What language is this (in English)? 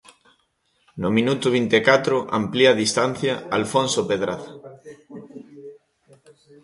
Galician